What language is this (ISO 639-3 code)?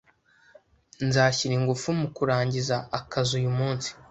kin